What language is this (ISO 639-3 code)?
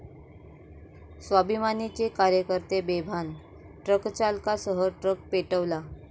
mar